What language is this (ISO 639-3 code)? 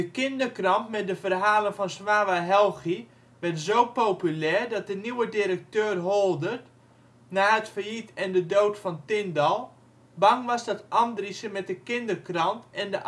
nld